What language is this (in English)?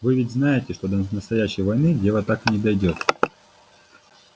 Russian